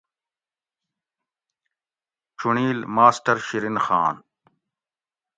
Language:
Gawri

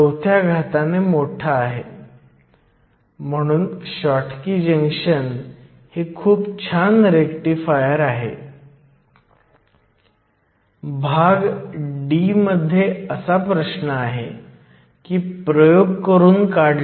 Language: Marathi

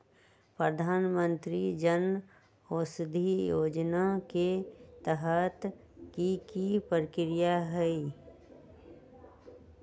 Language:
Magahi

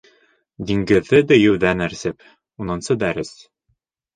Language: Bashkir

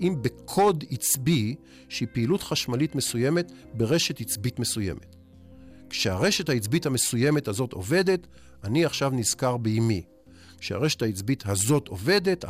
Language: Hebrew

